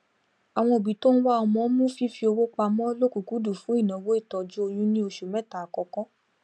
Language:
Yoruba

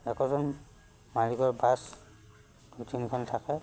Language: Assamese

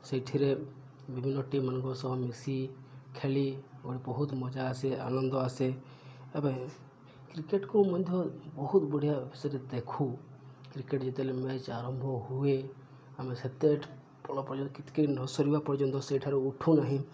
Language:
Odia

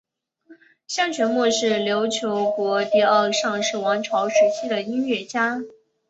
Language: Chinese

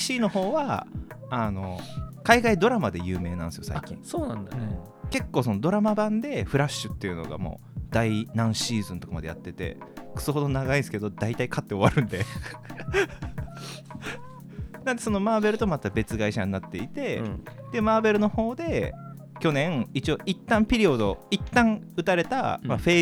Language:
Japanese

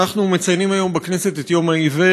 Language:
Hebrew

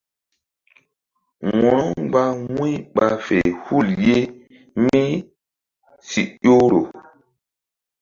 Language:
Mbum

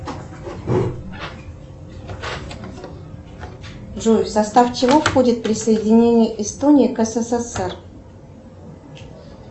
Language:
Russian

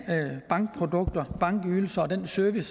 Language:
Danish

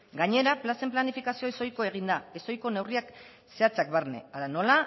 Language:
Basque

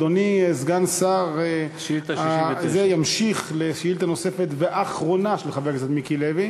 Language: Hebrew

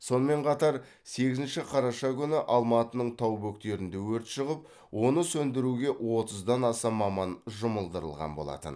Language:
Kazakh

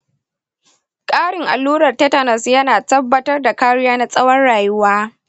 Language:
Hausa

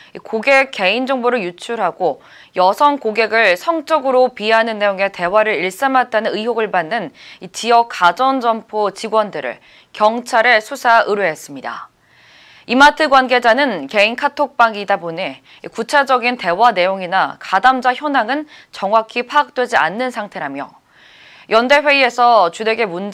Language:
Korean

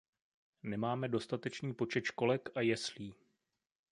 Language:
Czech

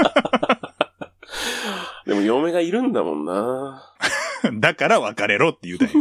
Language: Japanese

